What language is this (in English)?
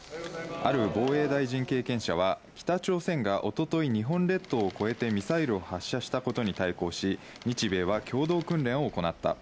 Japanese